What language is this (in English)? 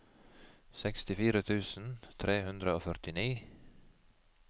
Norwegian